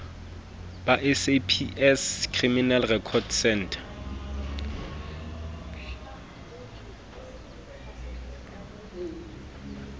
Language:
Southern Sotho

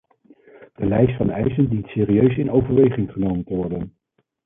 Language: Dutch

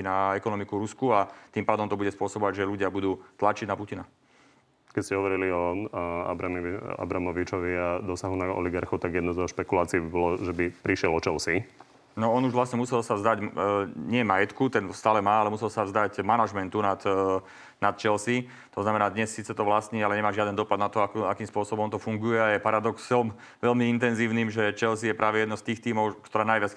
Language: Slovak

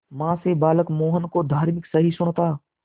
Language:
Hindi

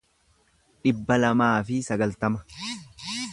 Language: Oromo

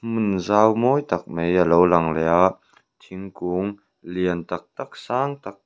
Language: Mizo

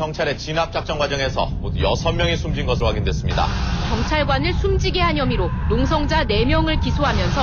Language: Korean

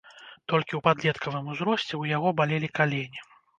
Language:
Belarusian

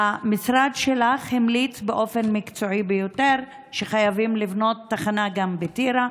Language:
Hebrew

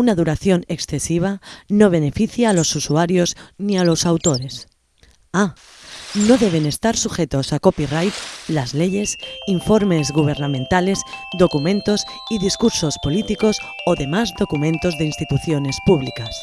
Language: Spanish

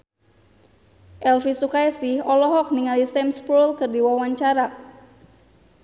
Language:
Sundanese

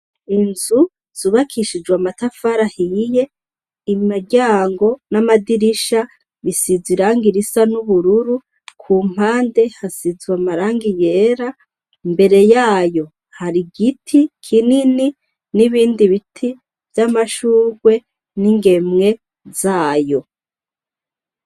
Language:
Rundi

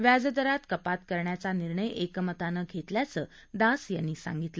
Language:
Marathi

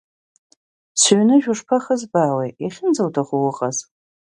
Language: Abkhazian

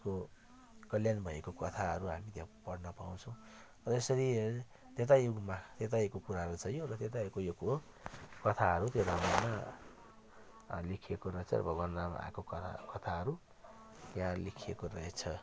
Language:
Nepali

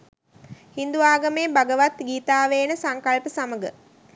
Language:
Sinhala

